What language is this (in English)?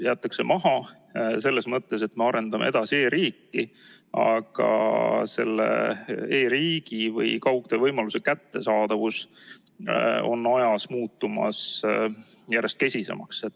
Estonian